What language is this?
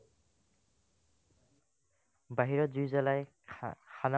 Assamese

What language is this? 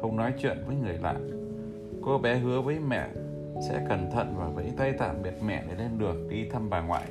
Vietnamese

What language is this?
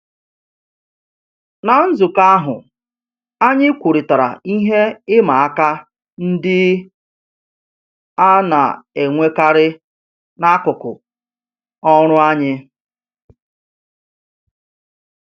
Igbo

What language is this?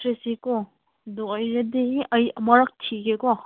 Manipuri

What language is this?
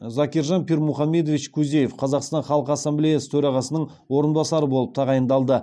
Kazakh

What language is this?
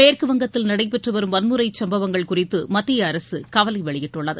Tamil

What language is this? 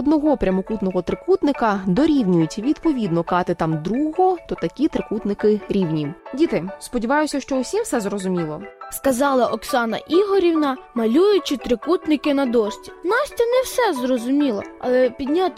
Ukrainian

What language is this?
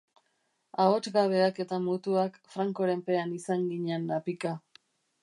Basque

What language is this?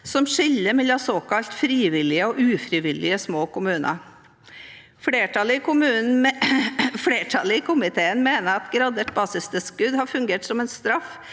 Norwegian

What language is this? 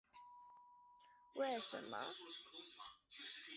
Chinese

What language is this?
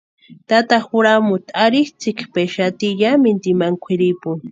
Western Highland Purepecha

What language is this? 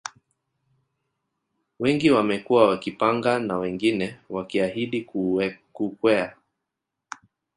Swahili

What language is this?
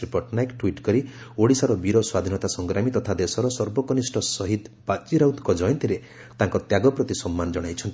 Odia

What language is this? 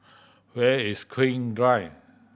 English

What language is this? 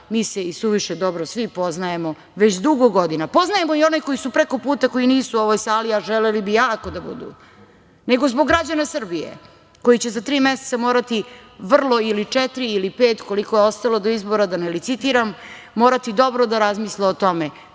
Serbian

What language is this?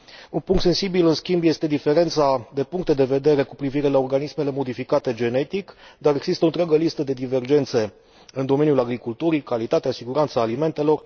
Romanian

